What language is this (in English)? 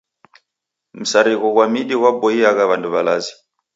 Taita